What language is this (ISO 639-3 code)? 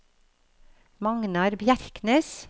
nor